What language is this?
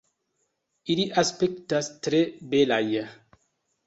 Esperanto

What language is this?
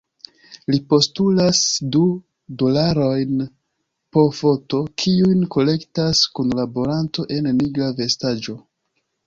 Esperanto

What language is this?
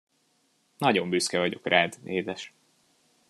Hungarian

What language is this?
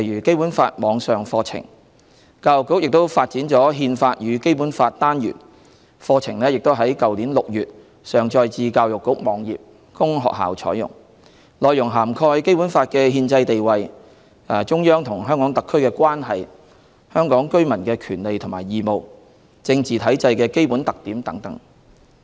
Cantonese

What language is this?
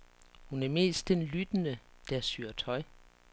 Danish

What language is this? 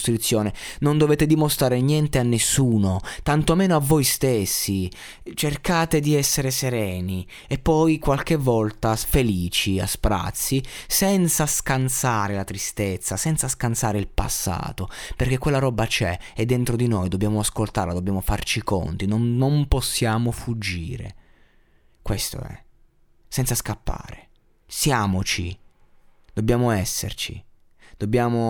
Italian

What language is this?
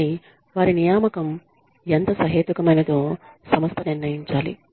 Telugu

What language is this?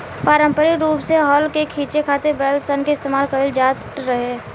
Bhojpuri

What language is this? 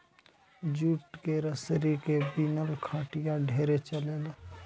Bhojpuri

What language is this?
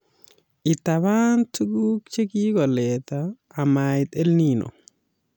Kalenjin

